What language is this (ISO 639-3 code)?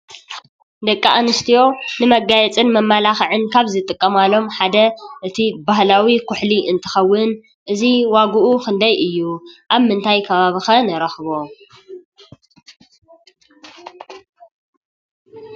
tir